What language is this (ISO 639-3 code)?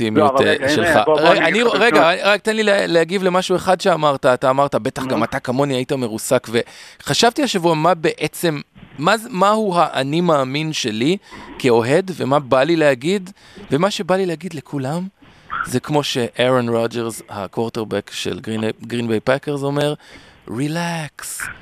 heb